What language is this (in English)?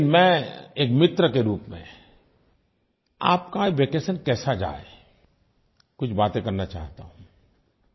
Hindi